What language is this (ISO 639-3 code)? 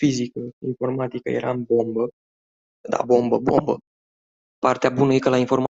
ron